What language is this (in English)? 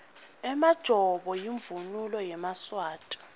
Swati